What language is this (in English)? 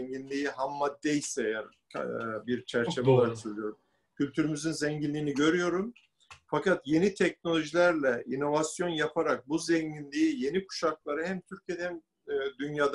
Turkish